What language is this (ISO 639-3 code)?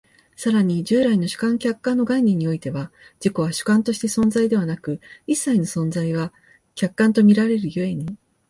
jpn